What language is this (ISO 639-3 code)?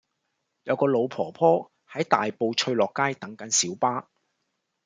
yue